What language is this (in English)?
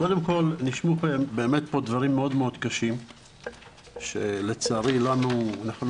Hebrew